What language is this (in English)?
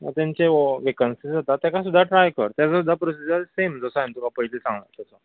Konkani